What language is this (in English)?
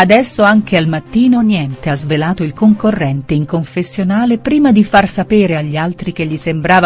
Italian